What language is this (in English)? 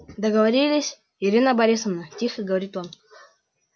Russian